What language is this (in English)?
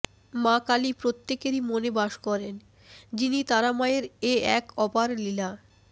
Bangla